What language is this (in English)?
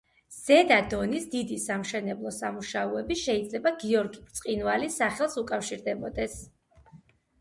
Georgian